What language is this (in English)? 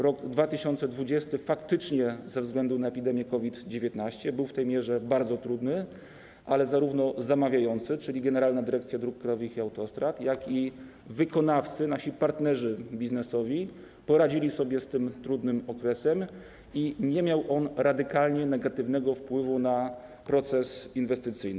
Polish